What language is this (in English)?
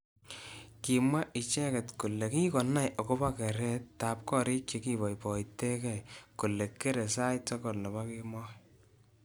Kalenjin